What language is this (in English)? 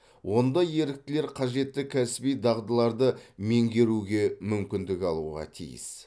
Kazakh